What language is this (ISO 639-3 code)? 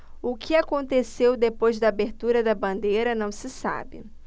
por